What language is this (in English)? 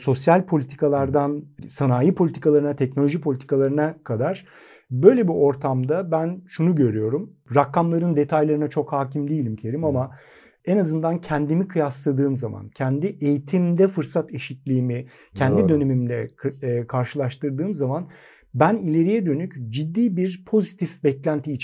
Turkish